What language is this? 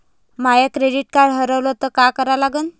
Marathi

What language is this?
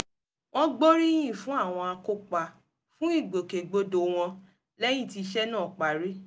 Yoruba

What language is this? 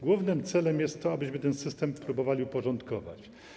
Polish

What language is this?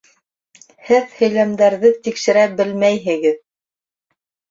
Bashkir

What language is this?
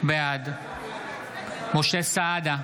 Hebrew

